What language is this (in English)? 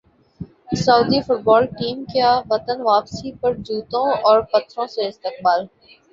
Urdu